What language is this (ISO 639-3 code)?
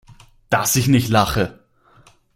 deu